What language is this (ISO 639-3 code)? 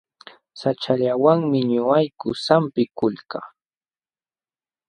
qxw